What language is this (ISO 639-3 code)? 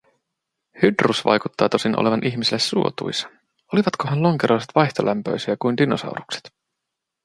fin